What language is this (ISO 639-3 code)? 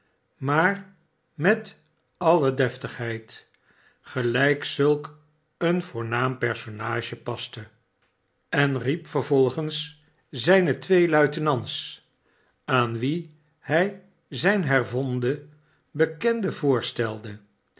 nld